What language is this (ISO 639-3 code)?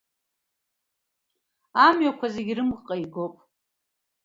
abk